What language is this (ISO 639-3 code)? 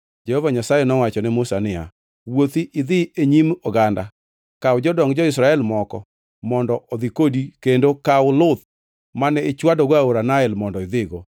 luo